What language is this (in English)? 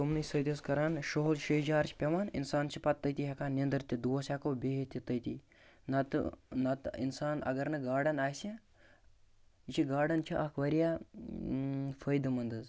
Kashmiri